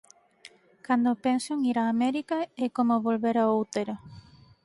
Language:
Galician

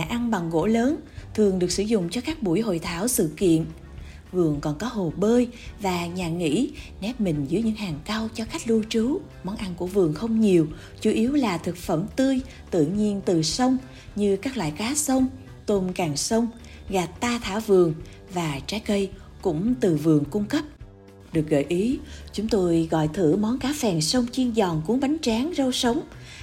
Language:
Vietnamese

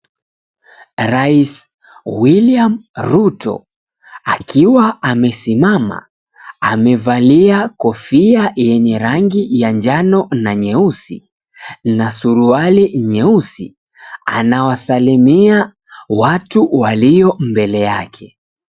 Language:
Swahili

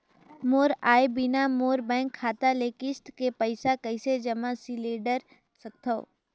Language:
Chhattisgarhi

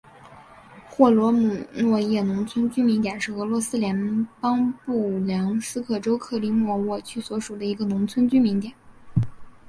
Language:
Chinese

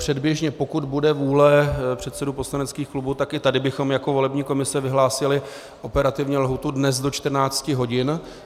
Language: Czech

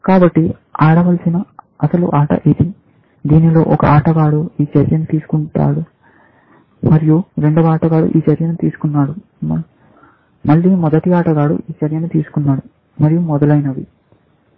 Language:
Telugu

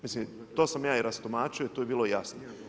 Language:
Croatian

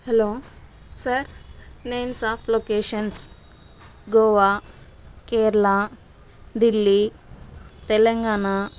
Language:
Telugu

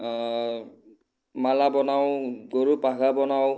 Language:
Assamese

